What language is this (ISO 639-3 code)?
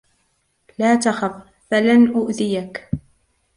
ara